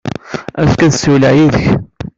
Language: Kabyle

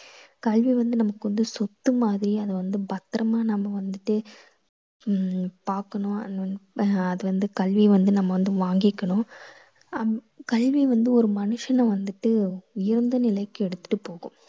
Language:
Tamil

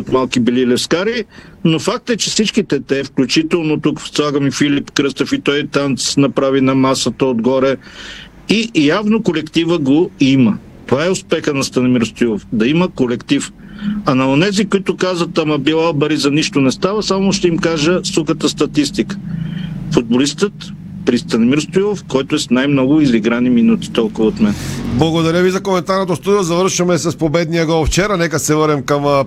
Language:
Bulgarian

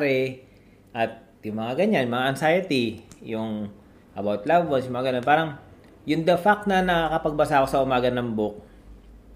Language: Filipino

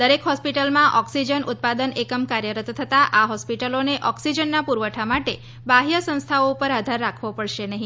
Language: Gujarati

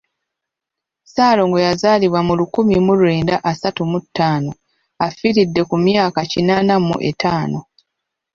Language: Ganda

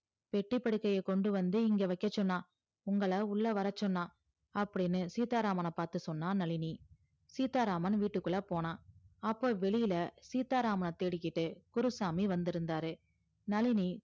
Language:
Tamil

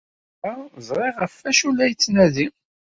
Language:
Kabyle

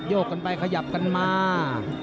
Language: Thai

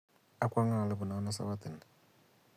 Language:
Kalenjin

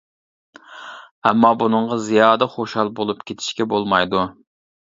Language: Uyghur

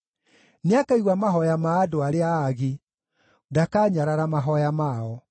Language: Kikuyu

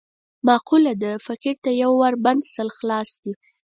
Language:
Pashto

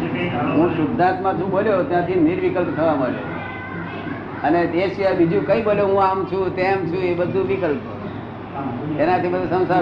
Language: Gujarati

